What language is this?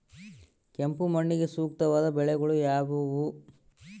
Kannada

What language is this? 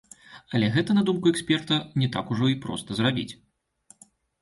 Belarusian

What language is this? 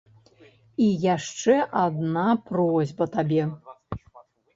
Belarusian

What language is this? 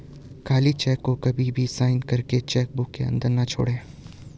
Hindi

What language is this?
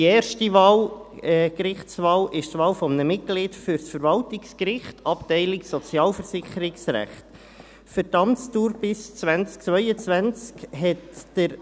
Swiss German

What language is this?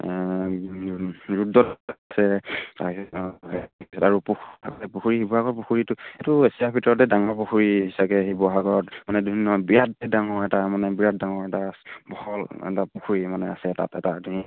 Assamese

